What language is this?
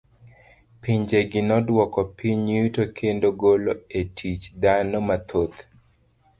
Luo (Kenya and Tanzania)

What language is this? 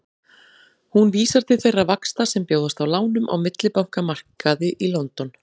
Icelandic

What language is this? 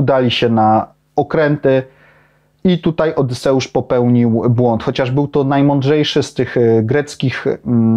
Polish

